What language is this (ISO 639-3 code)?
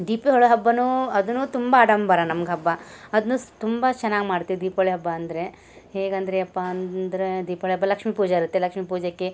kan